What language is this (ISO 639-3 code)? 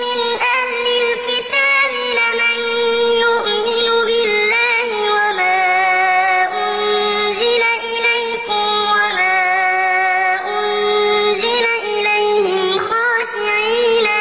ara